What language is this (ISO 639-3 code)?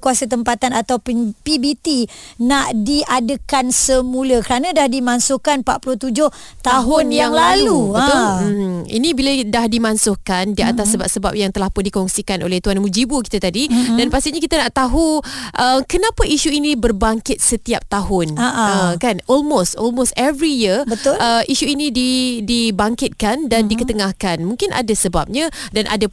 msa